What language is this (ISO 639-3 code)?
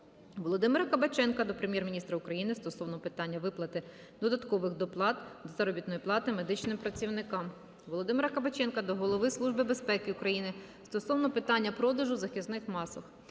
ukr